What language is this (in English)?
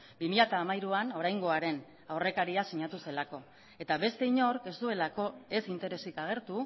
Basque